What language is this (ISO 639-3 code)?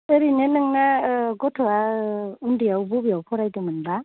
brx